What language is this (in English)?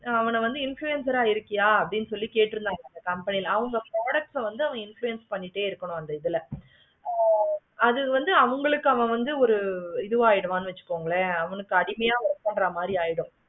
Tamil